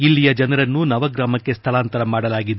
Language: Kannada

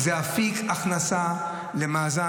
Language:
Hebrew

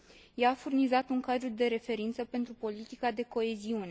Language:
Romanian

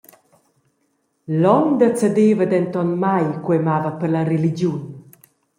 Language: Romansh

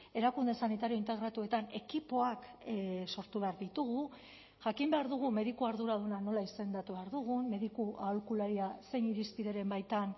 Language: Basque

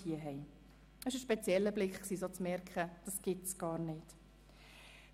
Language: Swiss German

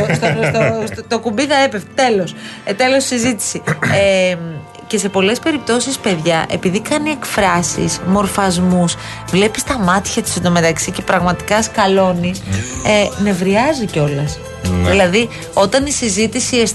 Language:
Greek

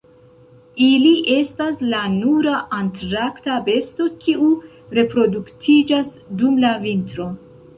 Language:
Esperanto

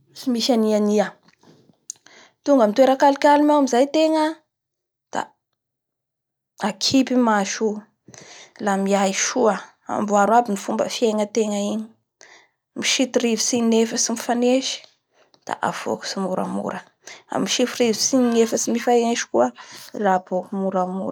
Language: Bara Malagasy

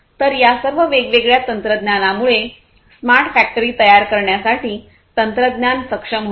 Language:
Marathi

